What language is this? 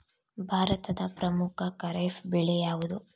Kannada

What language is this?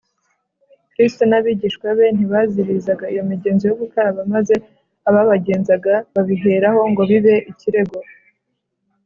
Kinyarwanda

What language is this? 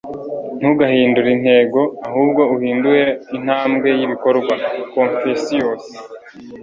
Kinyarwanda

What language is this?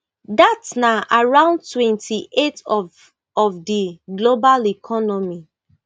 Nigerian Pidgin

